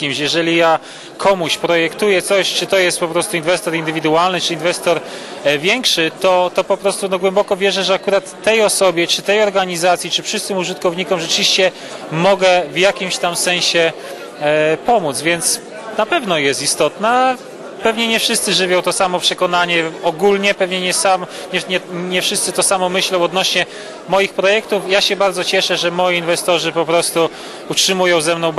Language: Polish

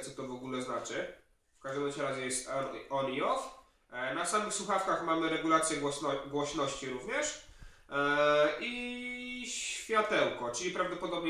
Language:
Polish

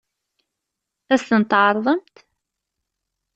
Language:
Kabyle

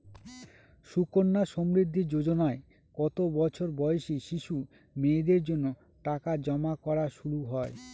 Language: Bangla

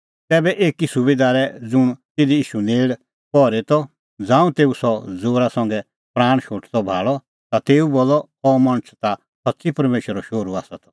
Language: Kullu Pahari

